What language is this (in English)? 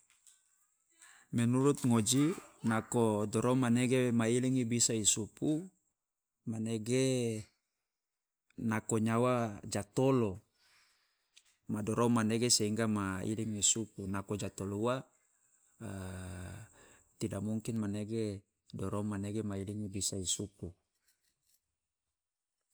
Loloda